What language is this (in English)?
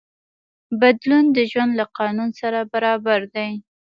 Pashto